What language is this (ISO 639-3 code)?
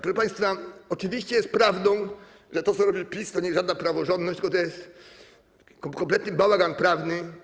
pol